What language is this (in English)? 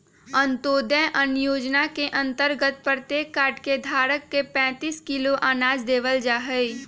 Magahi